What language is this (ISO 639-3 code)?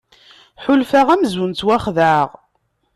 kab